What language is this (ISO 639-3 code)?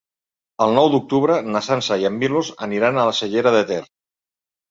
cat